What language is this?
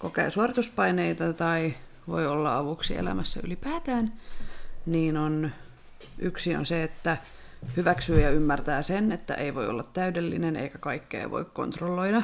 Finnish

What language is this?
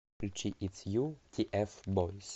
Russian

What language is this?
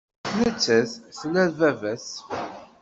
Kabyle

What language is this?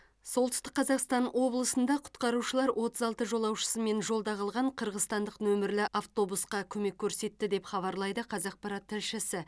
Kazakh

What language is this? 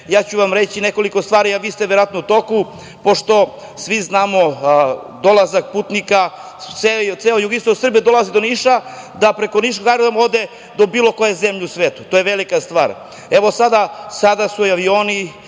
Serbian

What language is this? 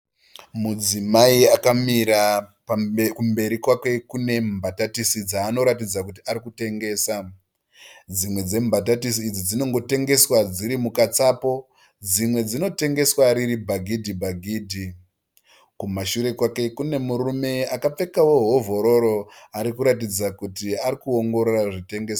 Shona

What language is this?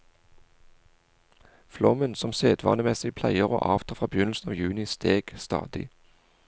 Norwegian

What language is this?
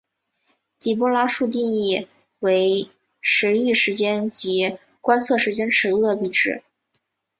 Chinese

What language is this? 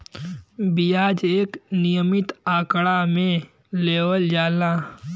Bhojpuri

